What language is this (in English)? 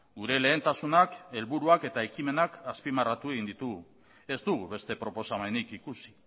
Basque